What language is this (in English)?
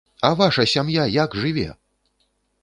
Belarusian